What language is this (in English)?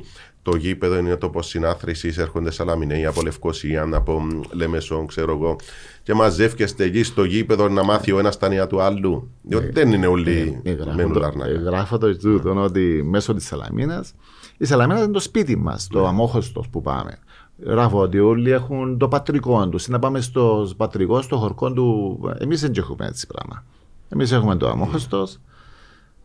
Greek